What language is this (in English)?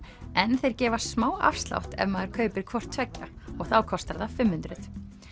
Icelandic